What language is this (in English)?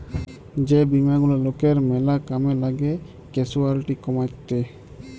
Bangla